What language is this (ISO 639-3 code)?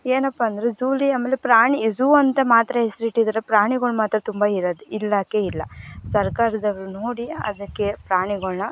kan